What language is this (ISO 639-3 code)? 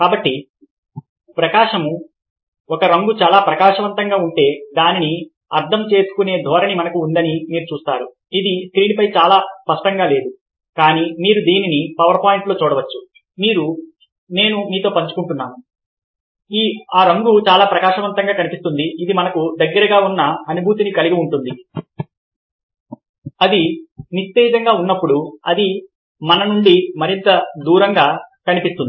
tel